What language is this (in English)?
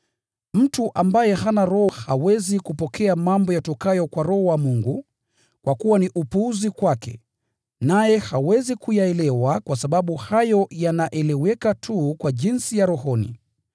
Swahili